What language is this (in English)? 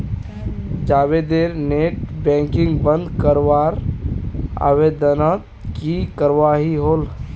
Magahi